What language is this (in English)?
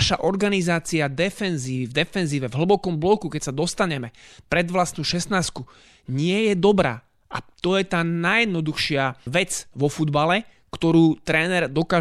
Slovak